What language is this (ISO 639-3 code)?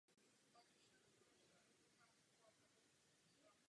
ces